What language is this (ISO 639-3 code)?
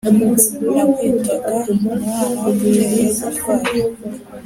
kin